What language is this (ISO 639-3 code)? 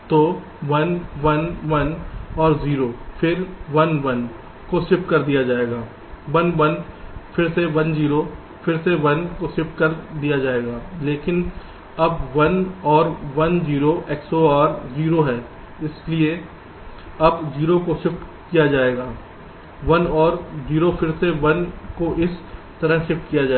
hin